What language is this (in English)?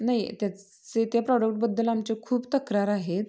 Marathi